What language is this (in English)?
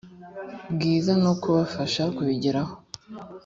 Kinyarwanda